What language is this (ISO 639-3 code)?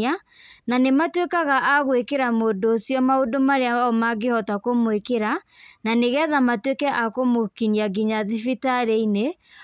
kik